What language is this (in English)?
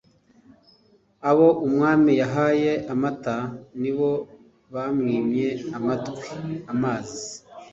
Kinyarwanda